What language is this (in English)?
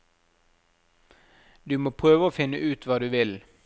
Norwegian